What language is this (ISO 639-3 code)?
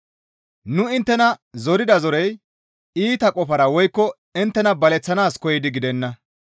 gmv